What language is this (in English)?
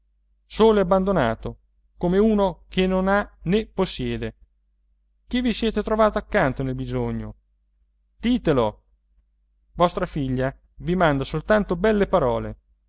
Italian